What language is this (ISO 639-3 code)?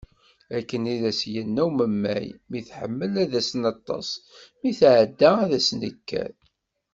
kab